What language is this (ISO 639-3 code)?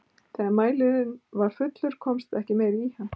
isl